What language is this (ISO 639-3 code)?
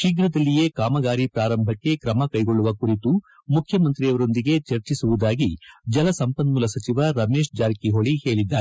kan